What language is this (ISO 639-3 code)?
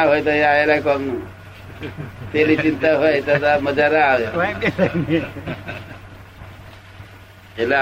guj